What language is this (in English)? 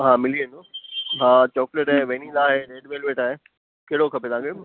Sindhi